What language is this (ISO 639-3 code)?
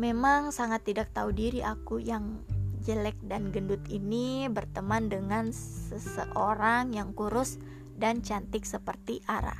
ind